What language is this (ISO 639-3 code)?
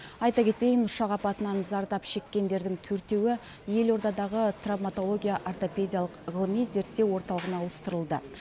kaz